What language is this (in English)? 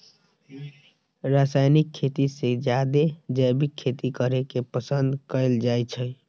Magahi